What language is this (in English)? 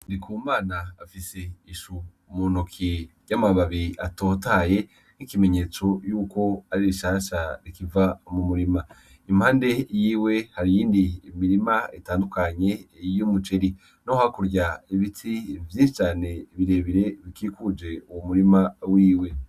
Rundi